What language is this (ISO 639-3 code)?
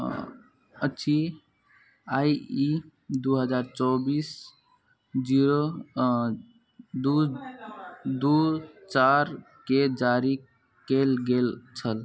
mai